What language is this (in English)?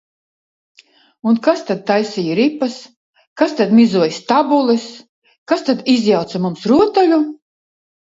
Latvian